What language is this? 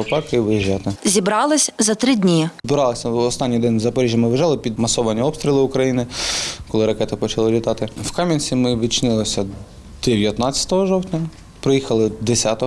Ukrainian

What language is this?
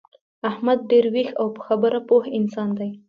Pashto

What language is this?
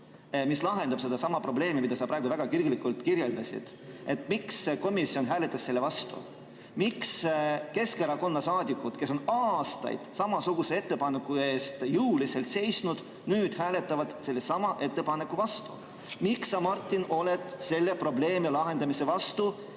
Estonian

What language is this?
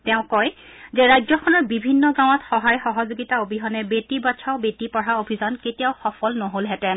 Assamese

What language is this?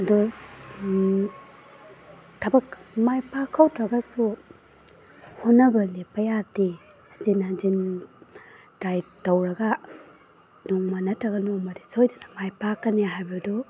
Manipuri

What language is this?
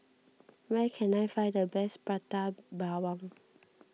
English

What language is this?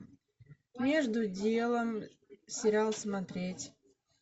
Russian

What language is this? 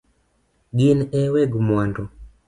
Luo (Kenya and Tanzania)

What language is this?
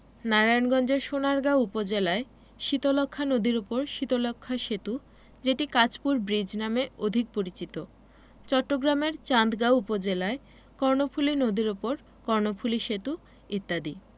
Bangla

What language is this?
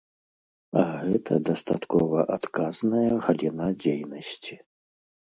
Belarusian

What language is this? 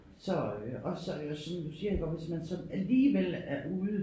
Danish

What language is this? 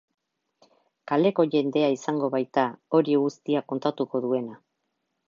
Basque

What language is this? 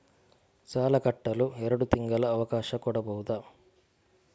Kannada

